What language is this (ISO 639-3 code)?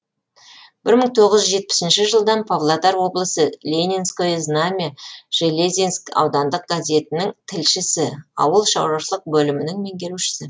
kaz